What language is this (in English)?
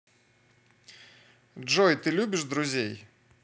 Russian